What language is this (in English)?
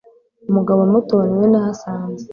Kinyarwanda